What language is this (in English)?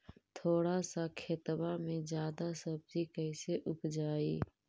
Magahi